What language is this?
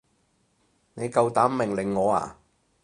Cantonese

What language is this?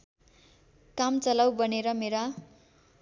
Nepali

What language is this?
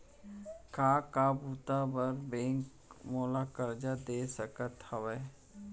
Chhattisgarhi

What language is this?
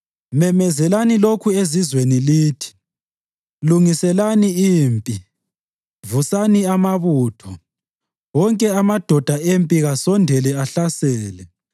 North Ndebele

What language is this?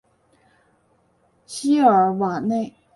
Chinese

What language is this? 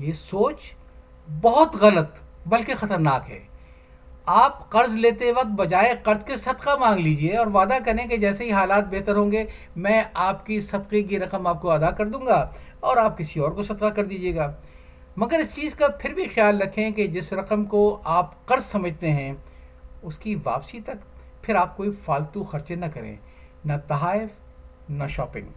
Urdu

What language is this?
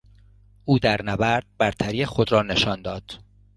Persian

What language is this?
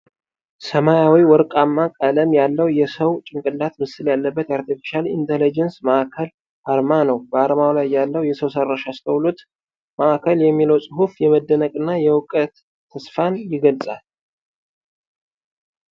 Amharic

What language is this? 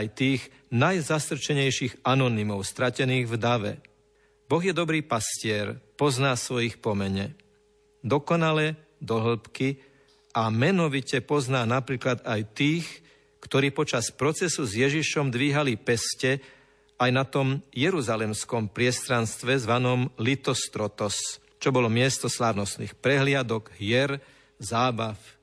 Slovak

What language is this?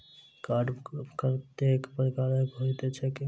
Maithili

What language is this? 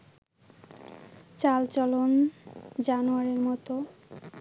Bangla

